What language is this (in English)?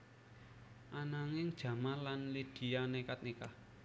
Javanese